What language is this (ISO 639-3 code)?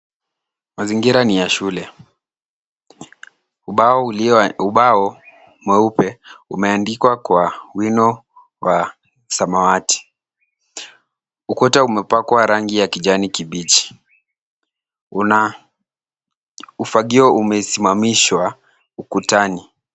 swa